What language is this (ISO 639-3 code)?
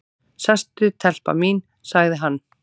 isl